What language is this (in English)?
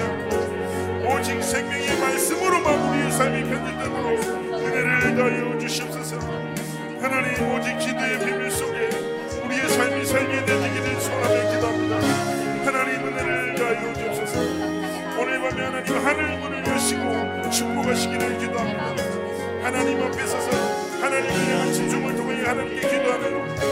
Korean